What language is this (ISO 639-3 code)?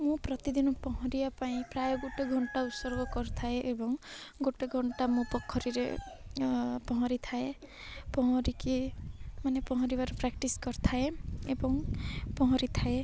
ori